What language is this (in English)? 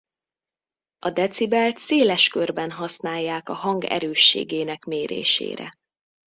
Hungarian